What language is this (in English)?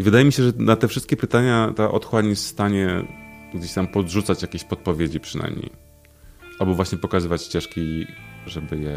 Polish